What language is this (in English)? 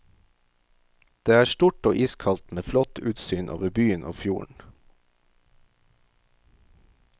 Norwegian